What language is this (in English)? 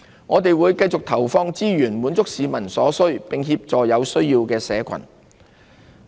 Cantonese